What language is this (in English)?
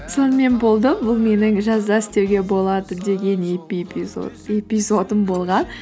Kazakh